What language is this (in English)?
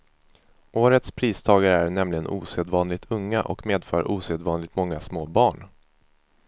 Swedish